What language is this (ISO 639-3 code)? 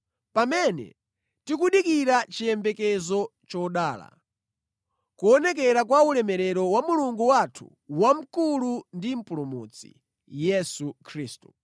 nya